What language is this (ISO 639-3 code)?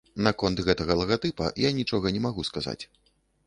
bel